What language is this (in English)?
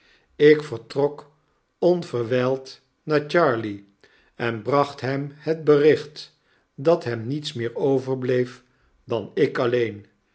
Dutch